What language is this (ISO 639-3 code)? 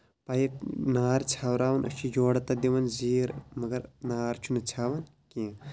kas